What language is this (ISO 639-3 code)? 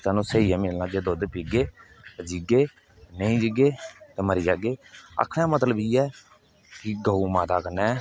doi